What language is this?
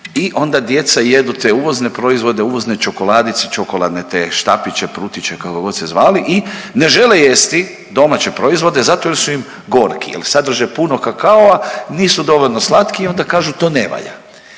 Croatian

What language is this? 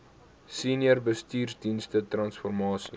Afrikaans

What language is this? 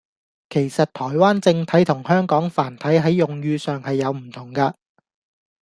Cantonese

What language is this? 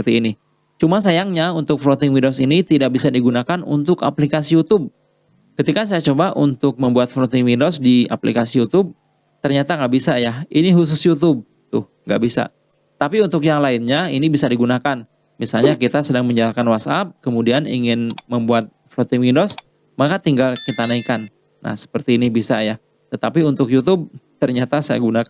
Indonesian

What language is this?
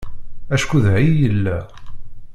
Kabyle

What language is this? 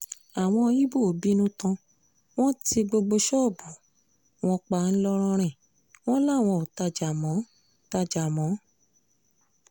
Yoruba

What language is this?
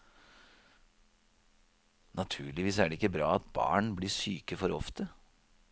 Norwegian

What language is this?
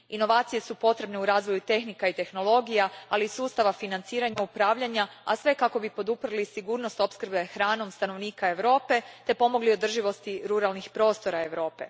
Croatian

